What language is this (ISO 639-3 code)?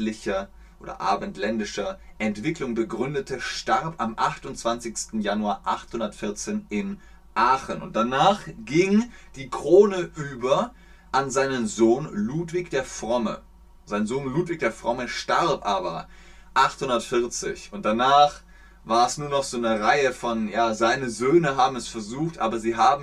deu